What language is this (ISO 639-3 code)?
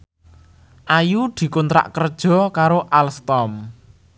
jav